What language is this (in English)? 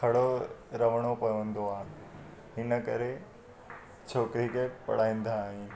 Sindhi